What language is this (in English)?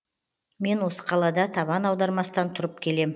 Kazakh